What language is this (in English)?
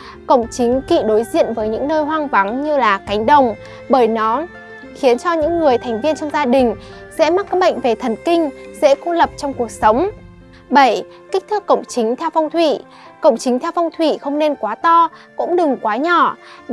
Vietnamese